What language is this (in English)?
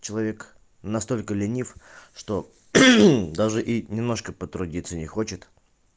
Russian